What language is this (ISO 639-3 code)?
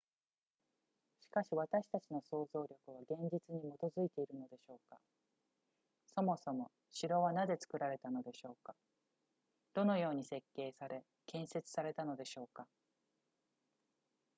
jpn